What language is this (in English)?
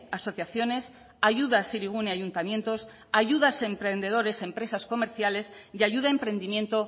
Spanish